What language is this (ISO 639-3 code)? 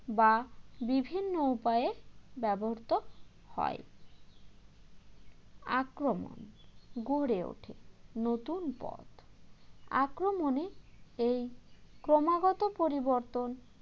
ben